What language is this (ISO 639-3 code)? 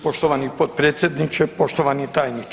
hrv